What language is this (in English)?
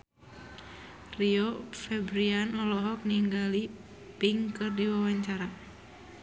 Sundanese